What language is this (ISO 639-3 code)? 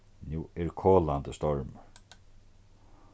fao